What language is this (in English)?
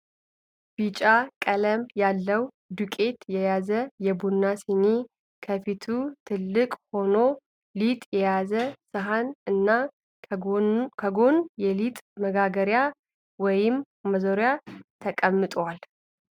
Amharic